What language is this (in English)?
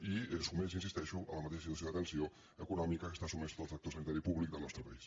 Catalan